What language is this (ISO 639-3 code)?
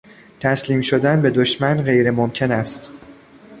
fas